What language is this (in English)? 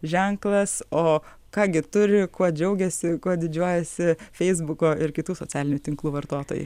Lithuanian